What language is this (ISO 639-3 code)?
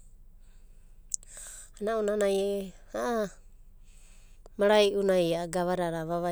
kbt